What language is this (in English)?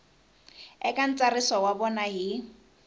Tsonga